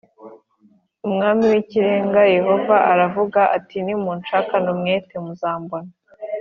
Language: Kinyarwanda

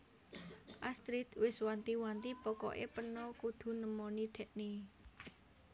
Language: Javanese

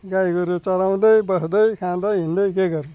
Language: Nepali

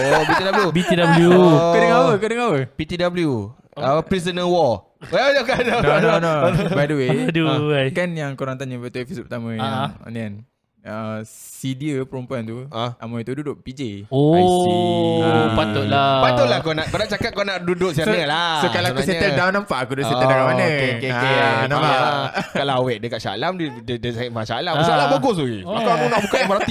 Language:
Malay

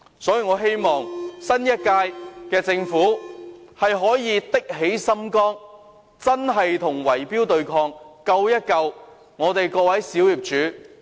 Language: Cantonese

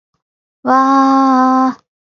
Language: Japanese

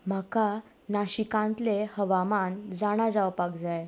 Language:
Konkani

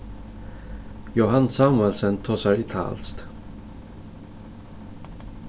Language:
Faroese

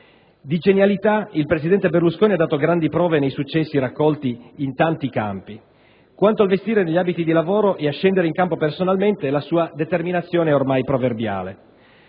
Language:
Italian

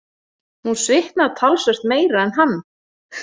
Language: Icelandic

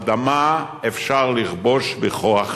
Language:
Hebrew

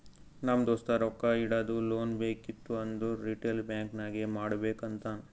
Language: Kannada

